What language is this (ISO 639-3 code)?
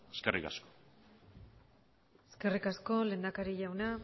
eus